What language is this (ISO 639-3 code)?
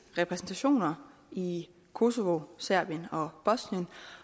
dan